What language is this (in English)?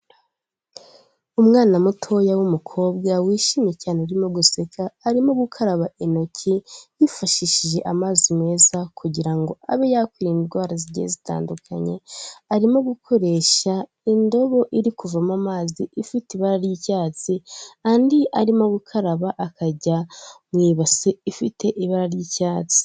Kinyarwanda